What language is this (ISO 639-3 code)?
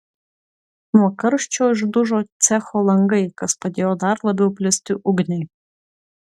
lit